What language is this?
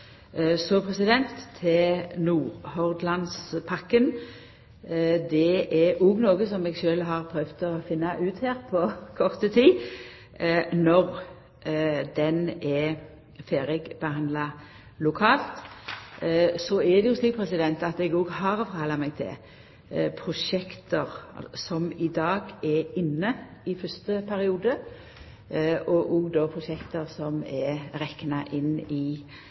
Norwegian Nynorsk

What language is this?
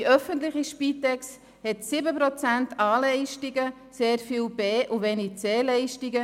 Swiss German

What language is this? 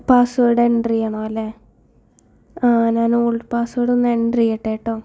Malayalam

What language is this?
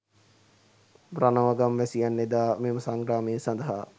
Sinhala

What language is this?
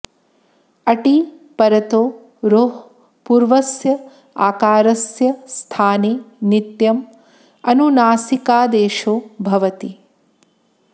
Sanskrit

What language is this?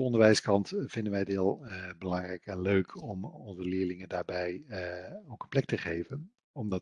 Dutch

